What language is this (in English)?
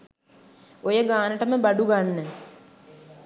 Sinhala